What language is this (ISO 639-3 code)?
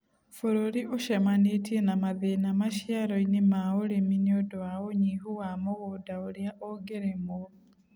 kik